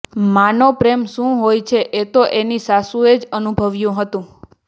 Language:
Gujarati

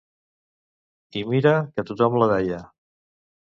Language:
Catalan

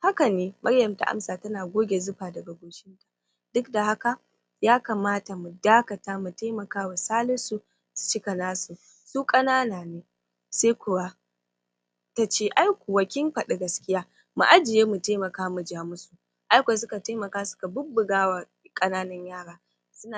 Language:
Hausa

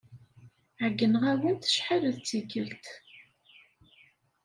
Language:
Kabyle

